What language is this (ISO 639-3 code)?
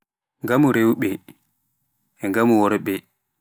fuf